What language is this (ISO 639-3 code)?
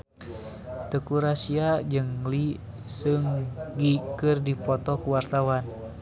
sun